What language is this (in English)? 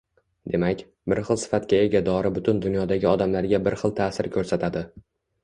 Uzbek